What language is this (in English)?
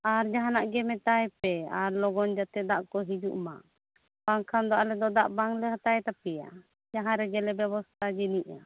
Santali